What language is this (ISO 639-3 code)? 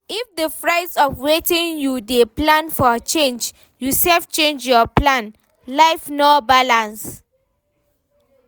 pcm